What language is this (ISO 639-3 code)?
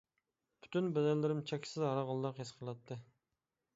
uig